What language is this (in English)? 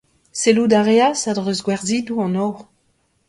Breton